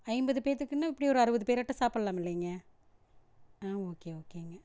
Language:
Tamil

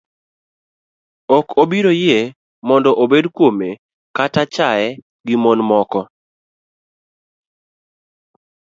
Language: Luo (Kenya and Tanzania)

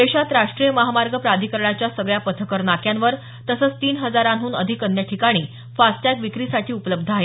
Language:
Marathi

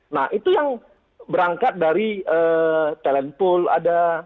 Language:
Indonesian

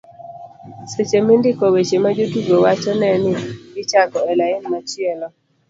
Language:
Luo (Kenya and Tanzania)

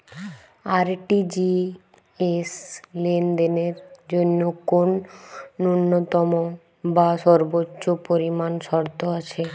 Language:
Bangla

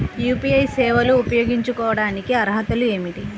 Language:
Telugu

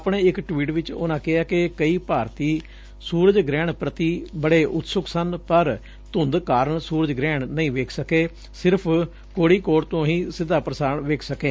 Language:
Punjabi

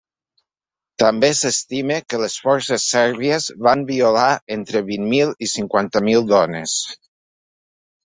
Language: Catalan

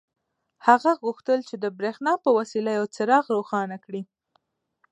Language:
Pashto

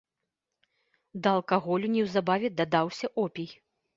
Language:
Belarusian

